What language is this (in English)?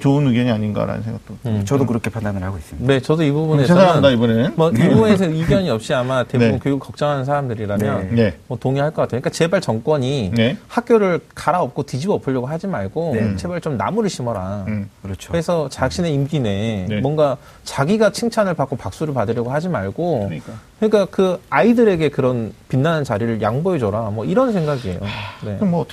Korean